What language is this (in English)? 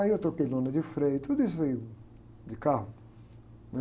Portuguese